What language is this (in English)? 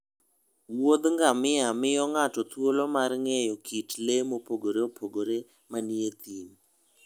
Luo (Kenya and Tanzania)